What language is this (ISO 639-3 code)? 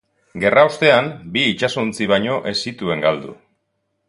eus